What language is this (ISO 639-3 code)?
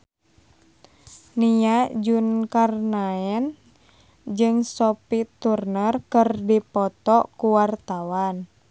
sun